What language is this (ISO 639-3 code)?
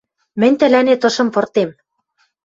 mrj